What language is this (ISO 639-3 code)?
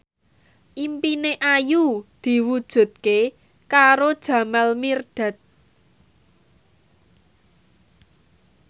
jav